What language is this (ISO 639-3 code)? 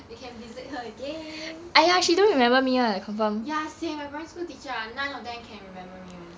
eng